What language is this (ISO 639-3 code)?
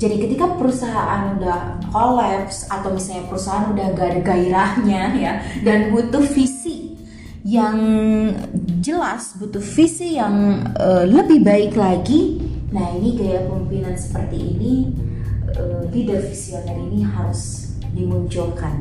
ind